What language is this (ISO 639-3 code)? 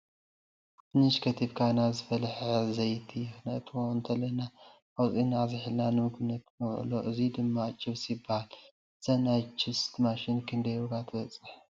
tir